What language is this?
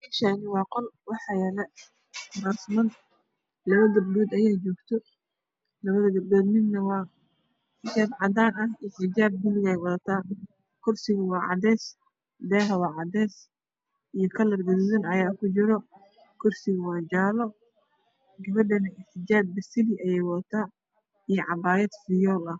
Somali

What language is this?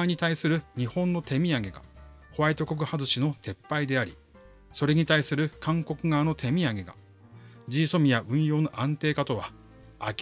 Japanese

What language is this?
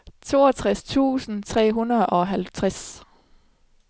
Danish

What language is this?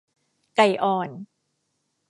Thai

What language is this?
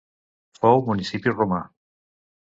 Catalan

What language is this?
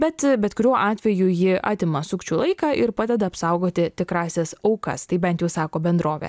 Lithuanian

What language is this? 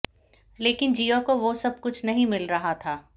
Hindi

